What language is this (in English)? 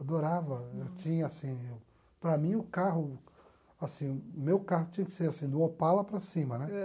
Portuguese